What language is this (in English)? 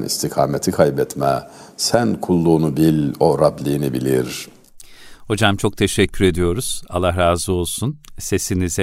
Turkish